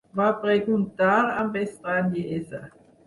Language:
Catalan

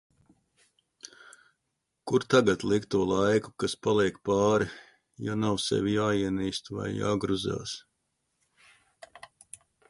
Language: Latvian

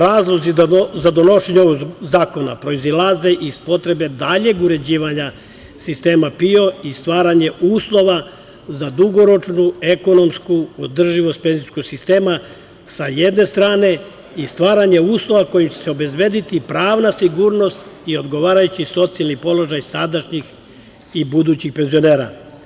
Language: Serbian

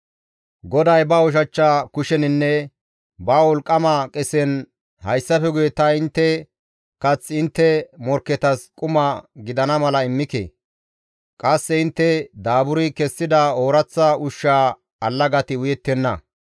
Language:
Gamo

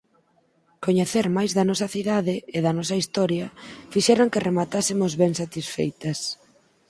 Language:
Galician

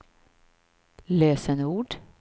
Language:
Swedish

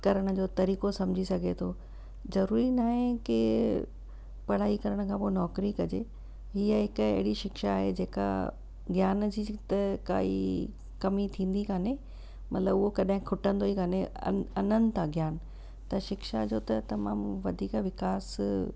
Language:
Sindhi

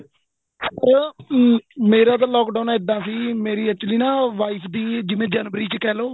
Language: Punjabi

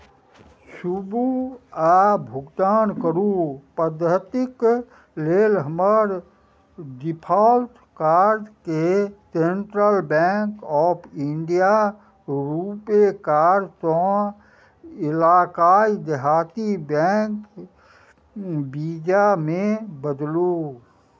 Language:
Maithili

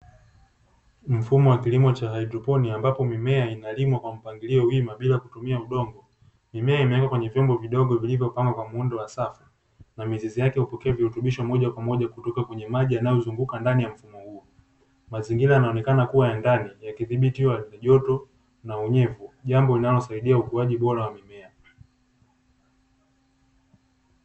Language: Swahili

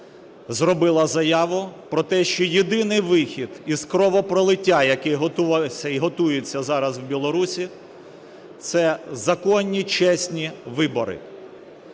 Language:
Ukrainian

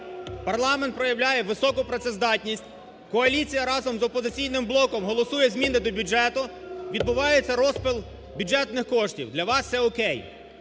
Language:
Ukrainian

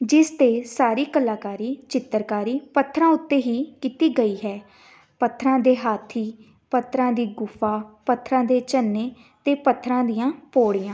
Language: Punjabi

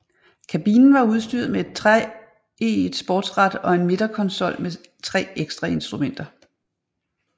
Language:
Danish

